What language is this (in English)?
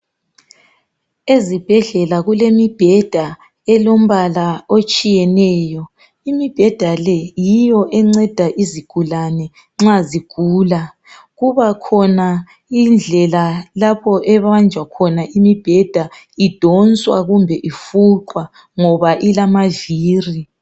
North Ndebele